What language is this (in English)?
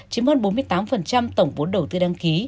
Vietnamese